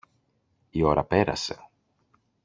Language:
Greek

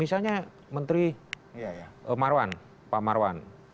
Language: Indonesian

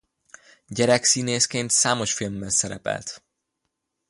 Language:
Hungarian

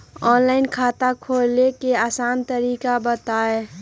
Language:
Magahi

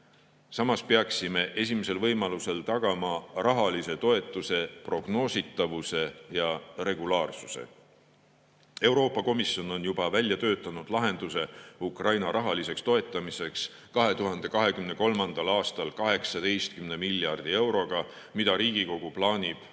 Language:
Estonian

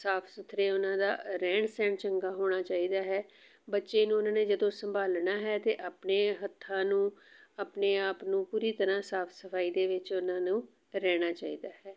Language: Punjabi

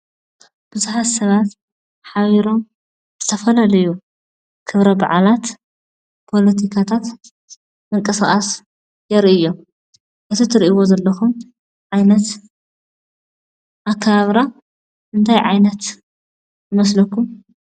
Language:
Tigrinya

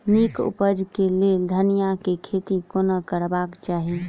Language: Maithili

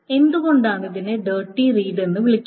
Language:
Malayalam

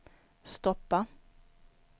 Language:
Swedish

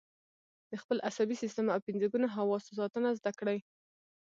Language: Pashto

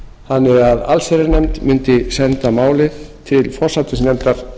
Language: Icelandic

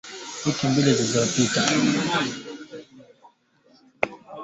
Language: Swahili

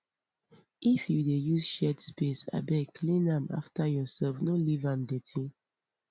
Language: Nigerian Pidgin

